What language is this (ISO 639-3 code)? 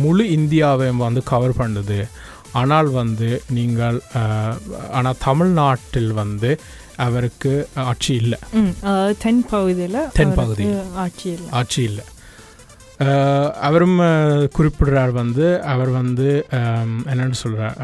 tam